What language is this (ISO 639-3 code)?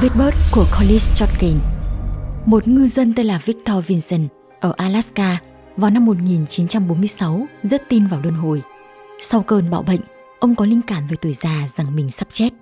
vie